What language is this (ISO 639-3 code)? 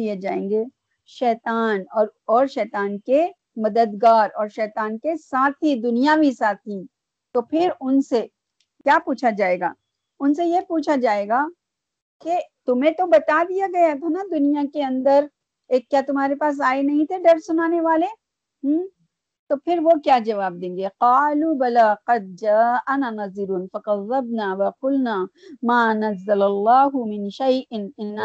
urd